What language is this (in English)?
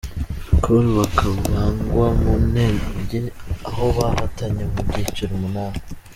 Kinyarwanda